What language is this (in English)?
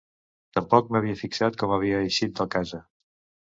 Catalan